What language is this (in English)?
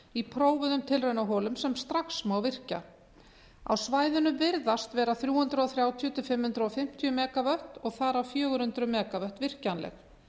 Icelandic